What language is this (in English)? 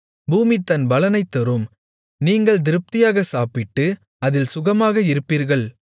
Tamil